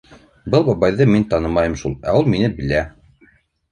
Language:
Bashkir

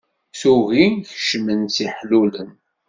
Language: Kabyle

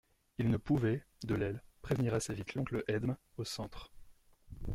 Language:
French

